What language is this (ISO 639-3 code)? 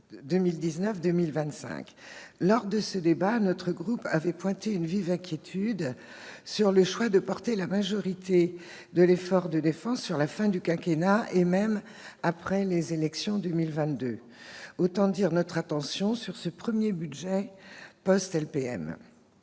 fra